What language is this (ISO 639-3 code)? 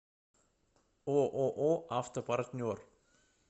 rus